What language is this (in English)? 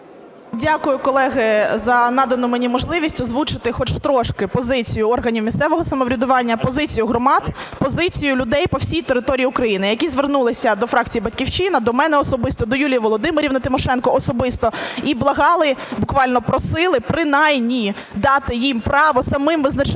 Ukrainian